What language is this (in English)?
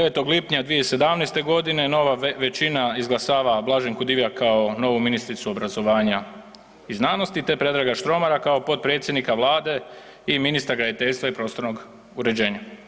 Croatian